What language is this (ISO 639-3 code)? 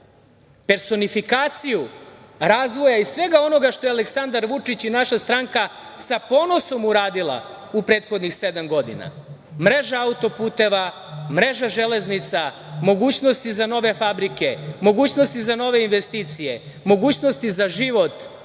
srp